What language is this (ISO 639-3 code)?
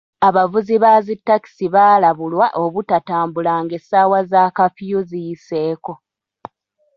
lug